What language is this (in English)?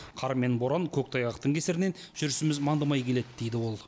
Kazakh